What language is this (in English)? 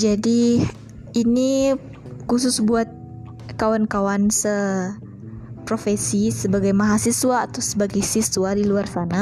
Indonesian